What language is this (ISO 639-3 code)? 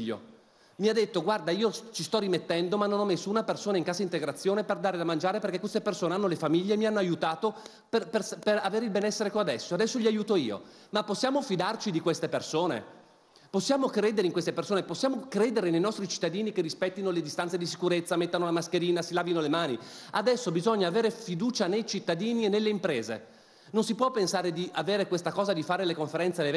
ita